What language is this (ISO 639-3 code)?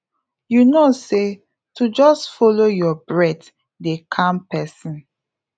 pcm